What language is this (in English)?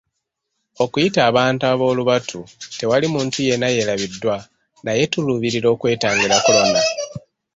Ganda